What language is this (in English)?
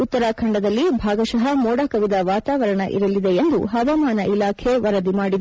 Kannada